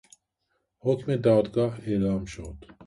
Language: Persian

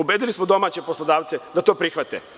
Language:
Serbian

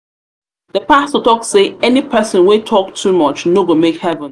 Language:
Nigerian Pidgin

